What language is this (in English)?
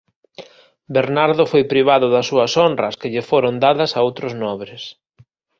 Galician